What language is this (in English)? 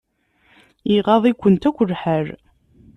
Kabyle